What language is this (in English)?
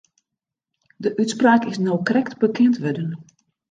Western Frisian